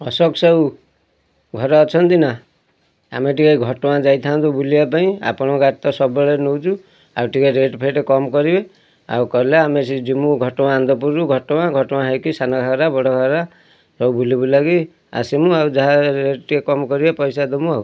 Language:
Odia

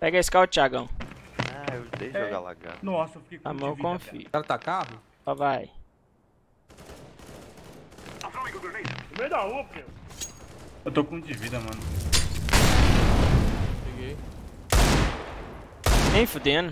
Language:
Portuguese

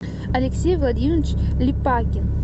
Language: Russian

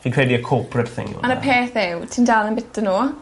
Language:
Welsh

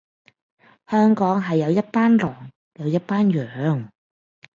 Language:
Cantonese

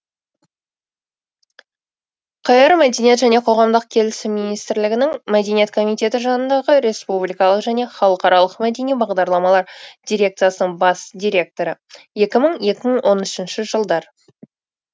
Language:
Kazakh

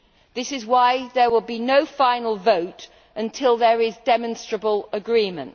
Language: English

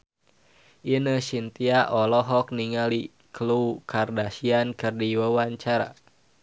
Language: Sundanese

